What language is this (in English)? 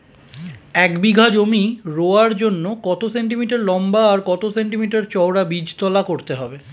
Bangla